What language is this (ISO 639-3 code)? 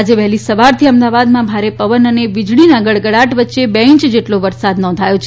guj